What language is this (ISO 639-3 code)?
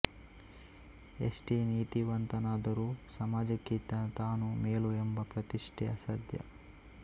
kan